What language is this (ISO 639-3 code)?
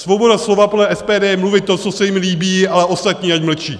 ces